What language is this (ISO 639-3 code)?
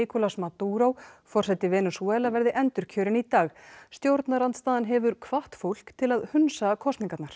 isl